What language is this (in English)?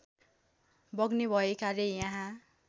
Nepali